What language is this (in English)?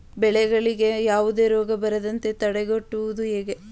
Kannada